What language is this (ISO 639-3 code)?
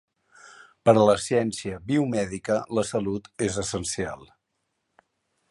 cat